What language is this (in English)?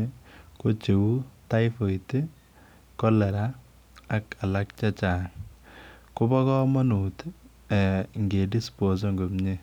Kalenjin